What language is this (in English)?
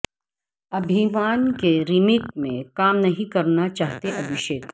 Urdu